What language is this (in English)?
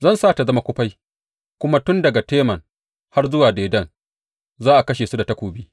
Hausa